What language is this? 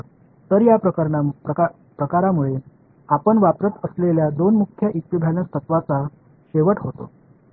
Marathi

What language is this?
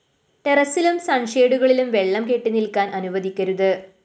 Malayalam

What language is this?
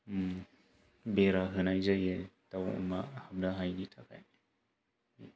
Bodo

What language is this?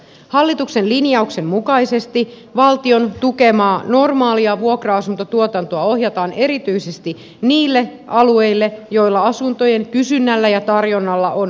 Finnish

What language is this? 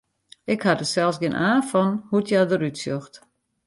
Western Frisian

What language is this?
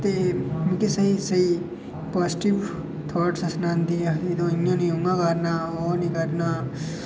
Dogri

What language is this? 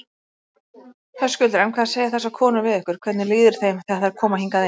Icelandic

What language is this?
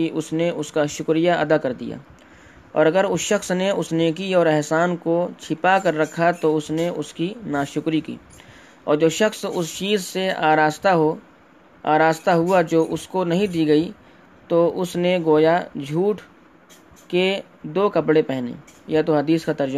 Urdu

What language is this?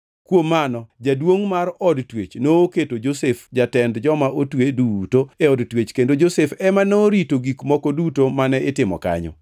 Luo (Kenya and Tanzania)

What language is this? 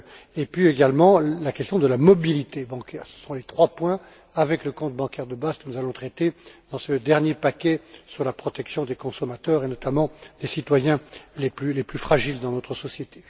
French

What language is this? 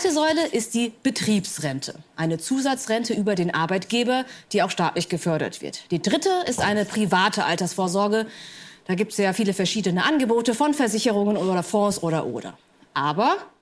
German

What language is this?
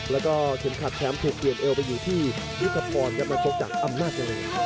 Thai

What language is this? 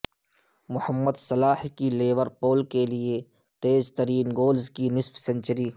Urdu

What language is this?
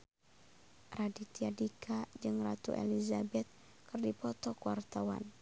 Sundanese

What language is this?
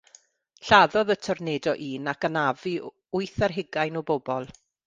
Welsh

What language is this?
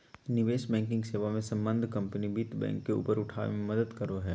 Magahi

